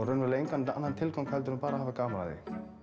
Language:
Icelandic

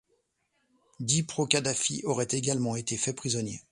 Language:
French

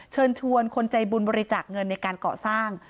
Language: Thai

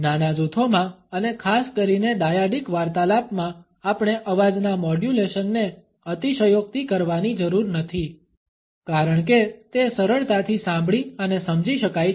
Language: Gujarati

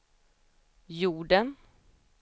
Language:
Swedish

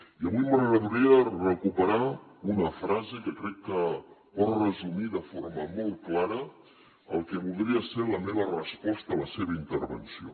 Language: Catalan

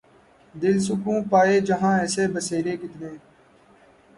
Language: Urdu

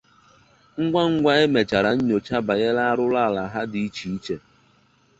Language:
Igbo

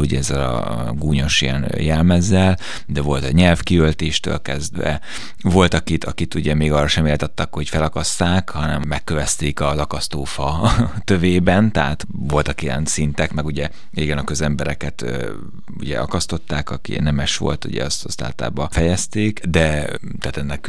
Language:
Hungarian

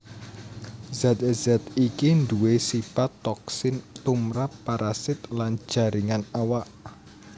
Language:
Javanese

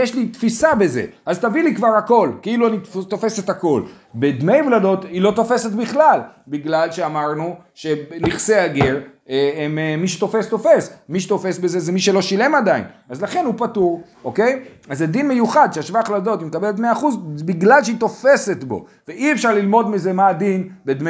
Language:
Hebrew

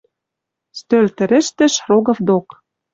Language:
Western Mari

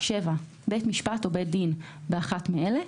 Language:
Hebrew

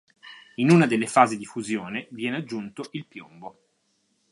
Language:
Italian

